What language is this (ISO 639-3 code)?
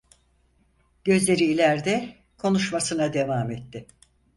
tur